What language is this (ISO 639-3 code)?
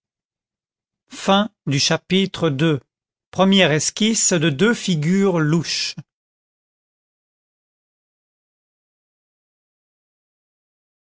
fra